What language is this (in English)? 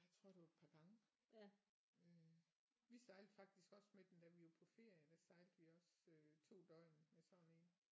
Danish